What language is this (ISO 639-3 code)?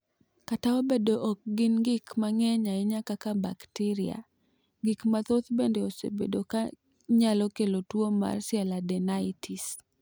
luo